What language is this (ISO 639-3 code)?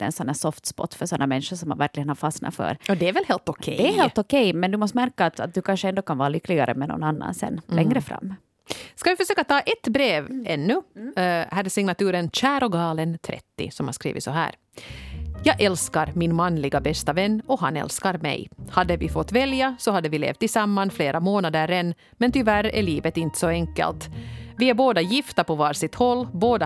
swe